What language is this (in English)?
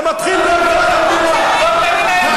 Hebrew